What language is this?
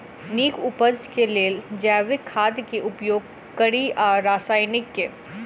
Maithili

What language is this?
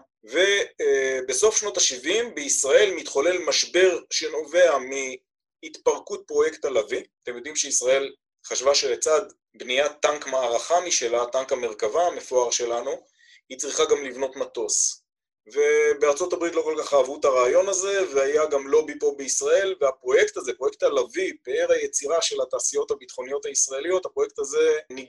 Hebrew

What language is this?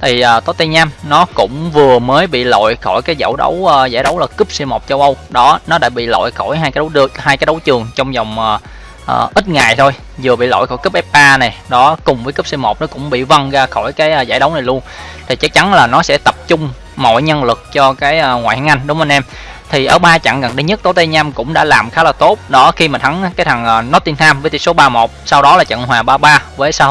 Vietnamese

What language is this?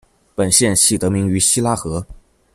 Chinese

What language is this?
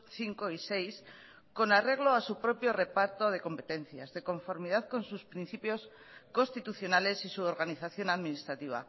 Spanish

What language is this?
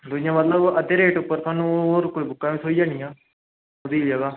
Dogri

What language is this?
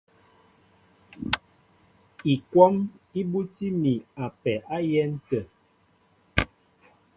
Mbo (Cameroon)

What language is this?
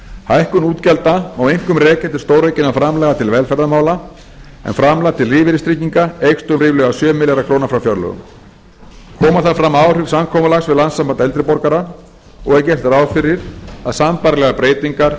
Icelandic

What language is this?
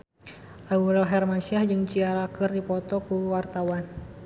Sundanese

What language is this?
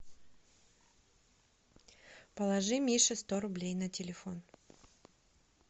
Russian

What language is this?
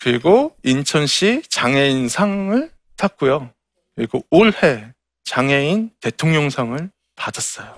Korean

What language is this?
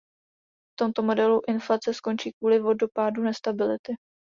Czech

